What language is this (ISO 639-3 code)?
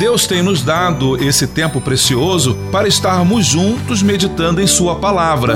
por